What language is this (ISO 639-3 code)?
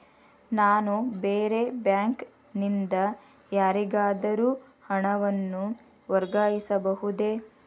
kan